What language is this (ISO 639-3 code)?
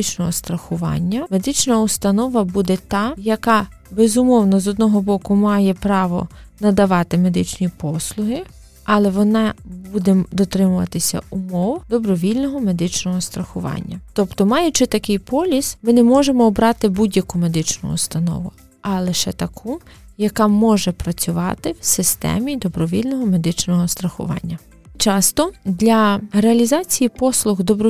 ukr